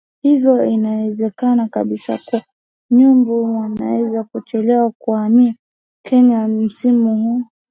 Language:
Swahili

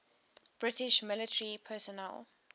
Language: English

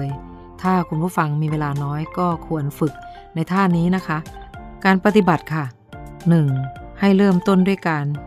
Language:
Thai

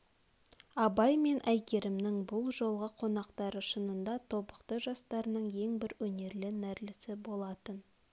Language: Kazakh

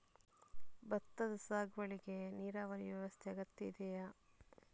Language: Kannada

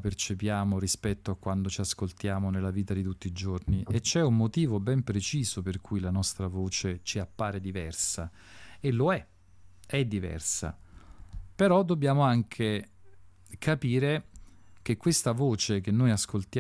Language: Italian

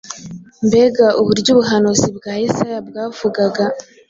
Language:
Kinyarwanda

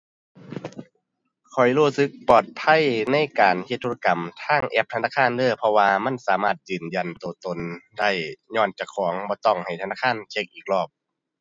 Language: Thai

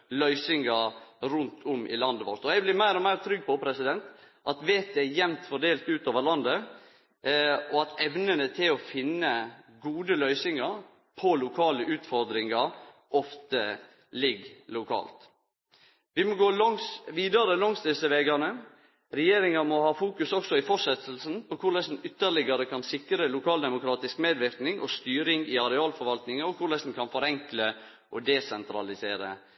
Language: Norwegian Nynorsk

